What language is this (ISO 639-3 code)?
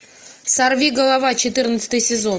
rus